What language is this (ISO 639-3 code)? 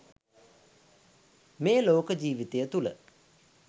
sin